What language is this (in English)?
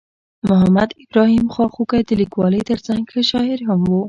Pashto